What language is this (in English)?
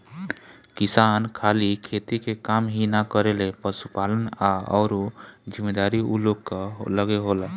Bhojpuri